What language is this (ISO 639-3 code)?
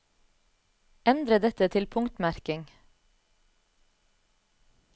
nor